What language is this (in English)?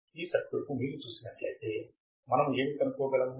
Telugu